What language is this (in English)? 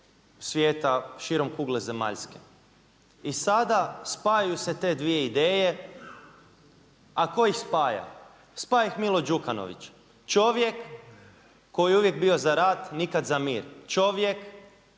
Croatian